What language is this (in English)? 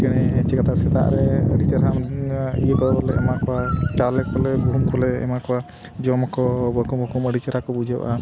Santali